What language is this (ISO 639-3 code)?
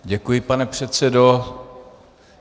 ces